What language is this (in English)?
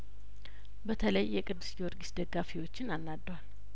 Amharic